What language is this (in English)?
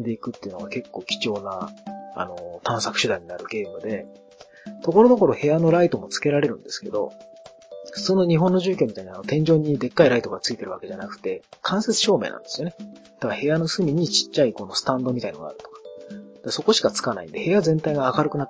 Japanese